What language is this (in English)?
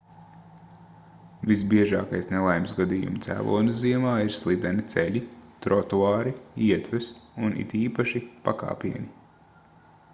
Latvian